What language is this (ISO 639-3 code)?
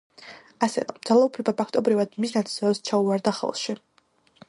kat